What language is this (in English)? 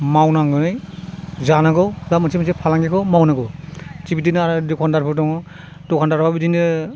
Bodo